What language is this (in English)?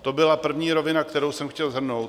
Czech